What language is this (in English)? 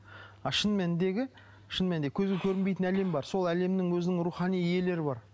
Kazakh